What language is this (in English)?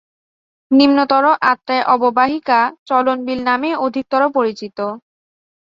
Bangla